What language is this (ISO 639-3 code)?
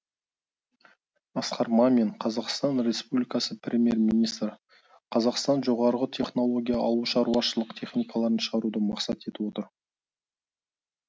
kaz